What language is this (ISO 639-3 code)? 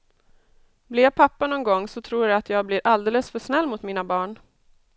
swe